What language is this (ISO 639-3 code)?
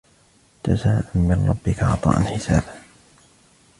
ara